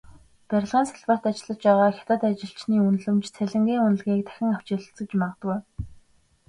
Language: Mongolian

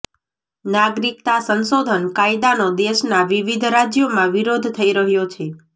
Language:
Gujarati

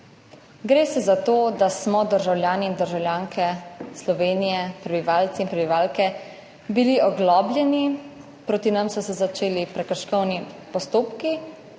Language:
Slovenian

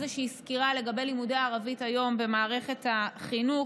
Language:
Hebrew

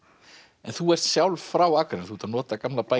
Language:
Icelandic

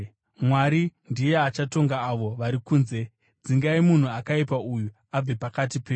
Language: Shona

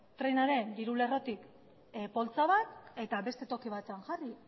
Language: Basque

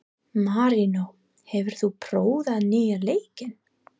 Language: Icelandic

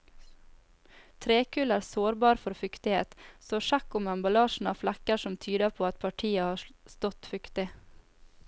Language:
Norwegian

